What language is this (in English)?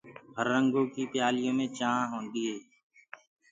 Gurgula